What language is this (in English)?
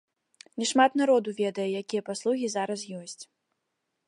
Belarusian